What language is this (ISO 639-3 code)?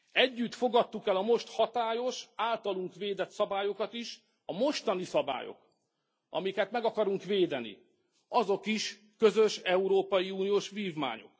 hun